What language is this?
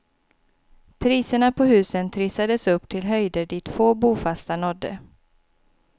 Swedish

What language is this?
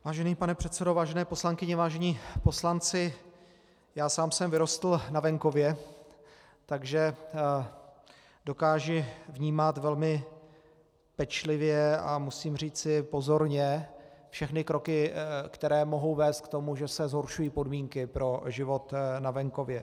Czech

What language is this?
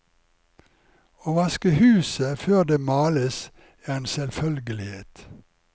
Norwegian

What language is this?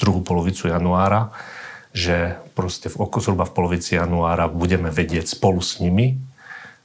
Slovak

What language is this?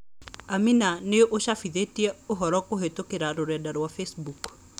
Kikuyu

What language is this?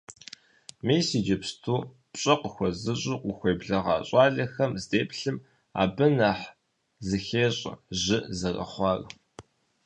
Kabardian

